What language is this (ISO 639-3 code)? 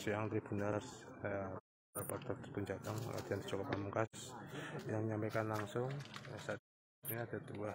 ind